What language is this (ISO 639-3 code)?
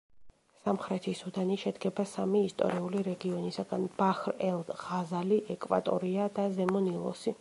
kat